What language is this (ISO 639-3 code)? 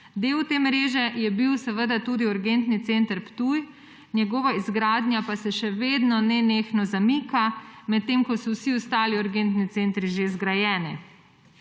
slv